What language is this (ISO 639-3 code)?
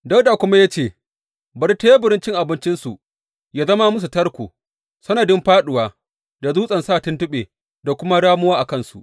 hau